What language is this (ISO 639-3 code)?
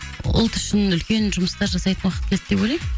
kaz